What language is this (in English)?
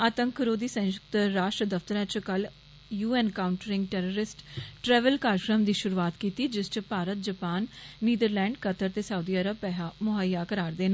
Dogri